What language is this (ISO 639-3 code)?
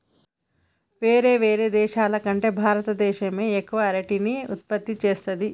tel